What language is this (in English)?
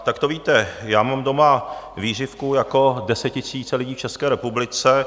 Czech